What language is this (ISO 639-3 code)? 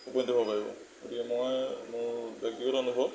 asm